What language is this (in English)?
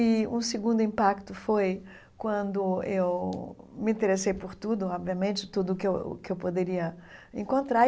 Portuguese